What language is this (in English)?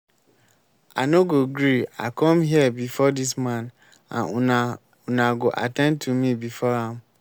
Nigerian Pidgin